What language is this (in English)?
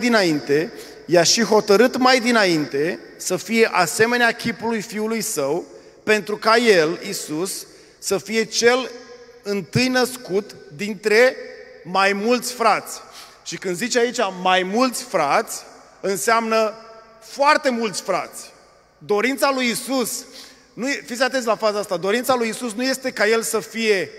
Romanian